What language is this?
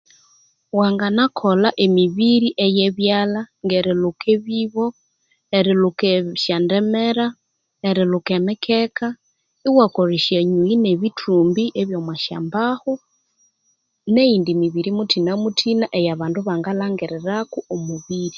Konzo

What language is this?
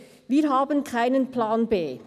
Swiss German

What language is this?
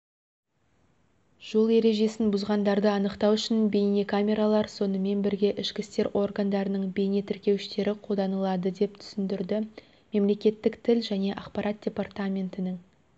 Kazakh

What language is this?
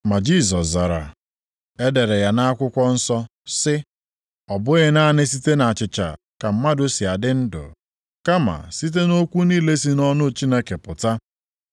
Igbo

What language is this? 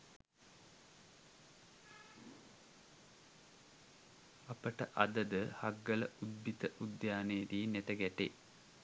Sinhala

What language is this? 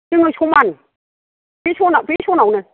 Bodo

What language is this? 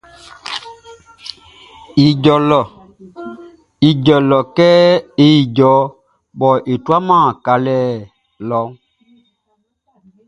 Baoulé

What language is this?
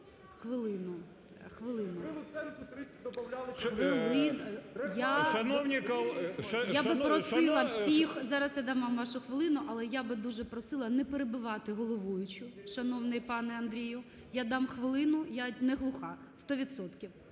Ukrainian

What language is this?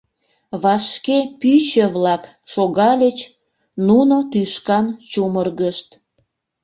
Mari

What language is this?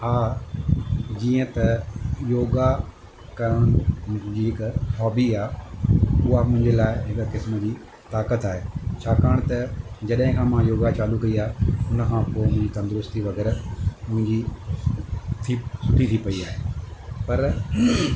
Sindhi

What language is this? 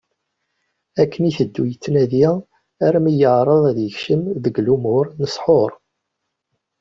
Kabyle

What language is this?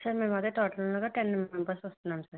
Telugu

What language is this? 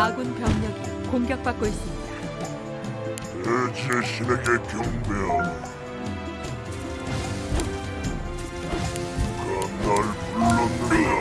Korean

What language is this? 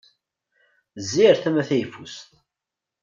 Kabyle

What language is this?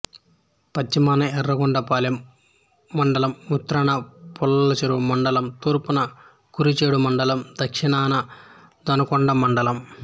Telugu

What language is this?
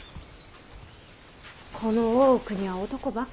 Japanese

